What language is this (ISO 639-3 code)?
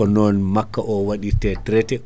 ful